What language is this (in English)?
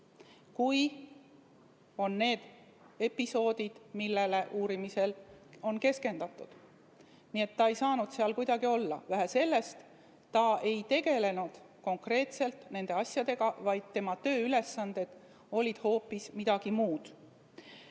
Estonian